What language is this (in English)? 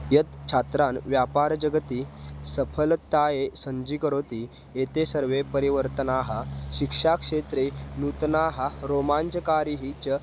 Sanskrit